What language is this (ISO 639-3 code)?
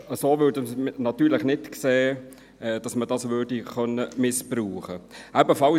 gsw